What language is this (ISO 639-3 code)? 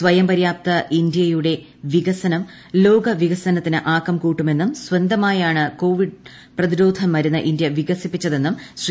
mal